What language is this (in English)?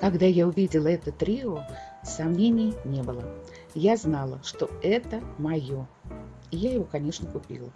Russian